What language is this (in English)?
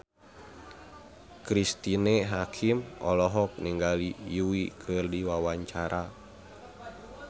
Sundanese